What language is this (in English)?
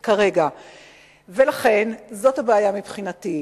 Hebrew